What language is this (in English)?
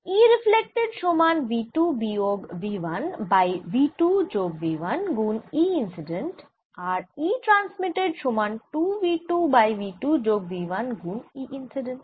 Bangla